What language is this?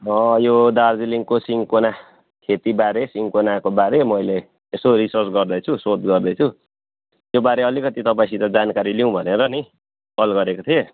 Nepali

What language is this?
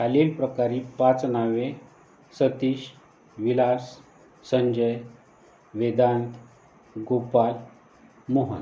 Marathi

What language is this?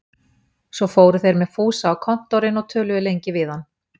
Icelandic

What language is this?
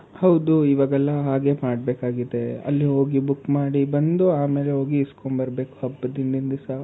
Kannada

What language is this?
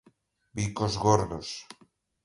Galician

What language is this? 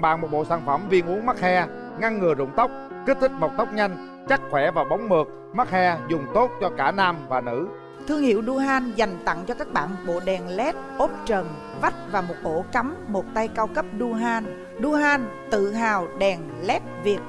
Vietnamese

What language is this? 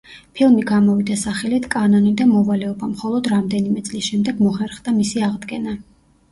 Georgian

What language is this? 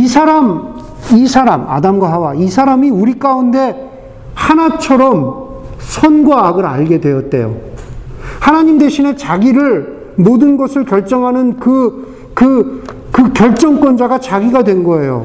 Korean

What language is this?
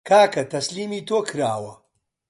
Central Kurdish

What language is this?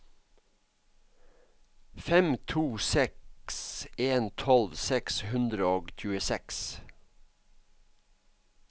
Norwegian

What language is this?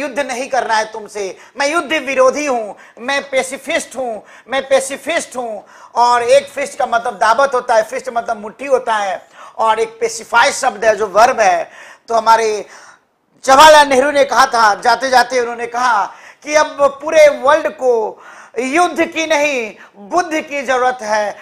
Hindi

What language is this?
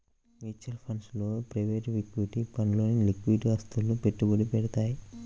Telugu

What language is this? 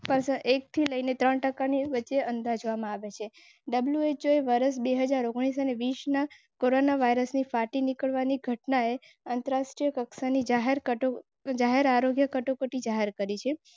Gujarati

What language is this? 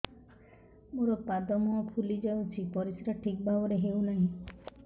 Odia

